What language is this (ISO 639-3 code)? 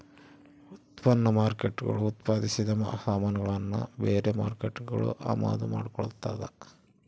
kan